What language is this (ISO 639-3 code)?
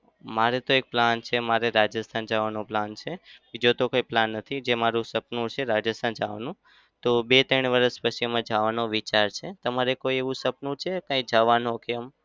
guj